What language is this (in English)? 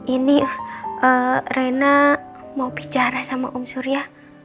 Indonesian